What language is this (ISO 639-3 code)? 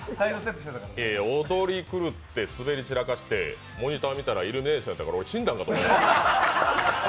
jpn